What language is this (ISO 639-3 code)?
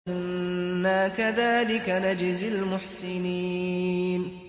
ara